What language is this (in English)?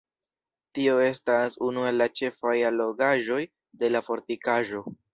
Esperanto